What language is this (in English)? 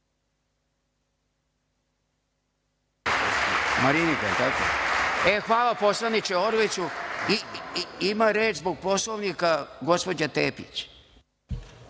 Serbian